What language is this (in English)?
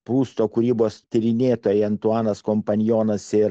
Lithuanian